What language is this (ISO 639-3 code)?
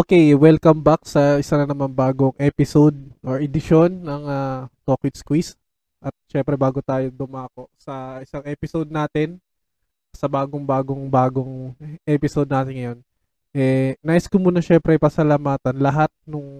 fil